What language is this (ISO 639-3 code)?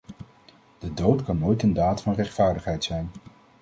nld